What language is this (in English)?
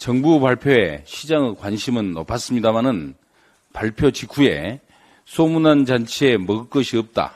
Korean